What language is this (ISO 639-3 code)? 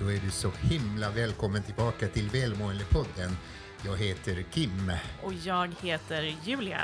swe